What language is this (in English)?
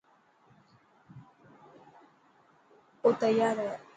Dhatki